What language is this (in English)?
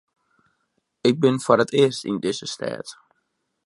Western Frisian